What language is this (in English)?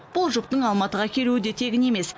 Kazakh